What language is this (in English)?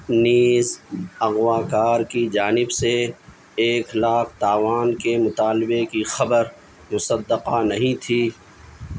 Urdu